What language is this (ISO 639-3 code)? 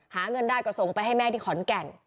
tha